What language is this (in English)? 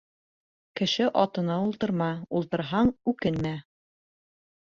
Bashkir